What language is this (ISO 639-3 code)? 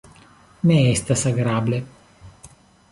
epo